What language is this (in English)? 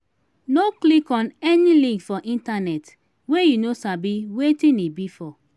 Nigerian Pidgin